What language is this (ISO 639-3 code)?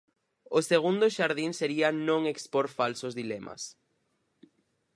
glg